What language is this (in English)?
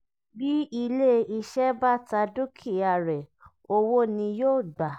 Yoruba